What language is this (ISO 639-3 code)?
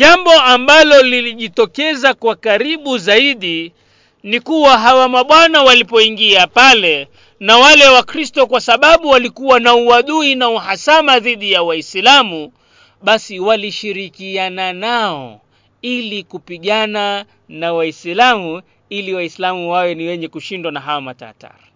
swa